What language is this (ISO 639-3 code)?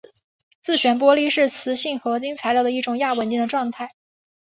zho